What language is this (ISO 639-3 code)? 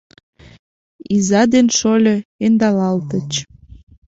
chm